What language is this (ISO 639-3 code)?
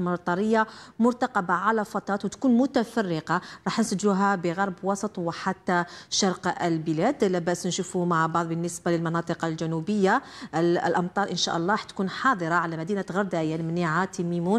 ara